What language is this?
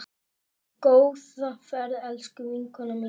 Icelandic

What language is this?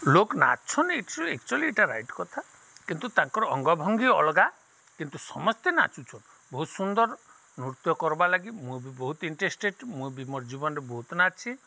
Odia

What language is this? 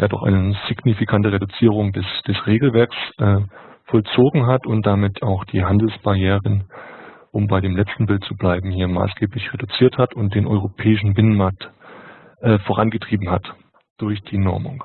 German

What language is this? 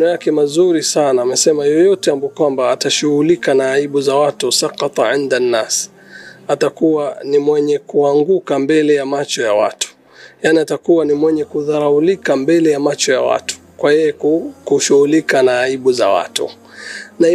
Swahili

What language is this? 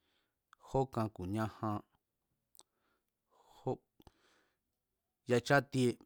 Mazatlán Mazatec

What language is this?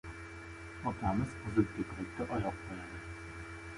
Uzbek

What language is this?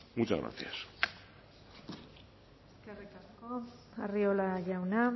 Basque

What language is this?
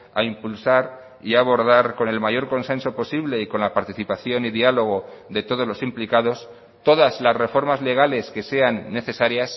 Spanish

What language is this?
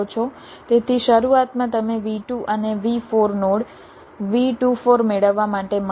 Gujarati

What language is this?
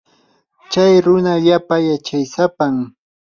Yanahuanca Pasco Quechua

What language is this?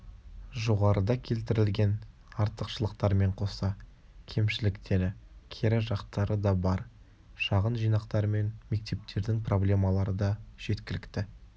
Kazakh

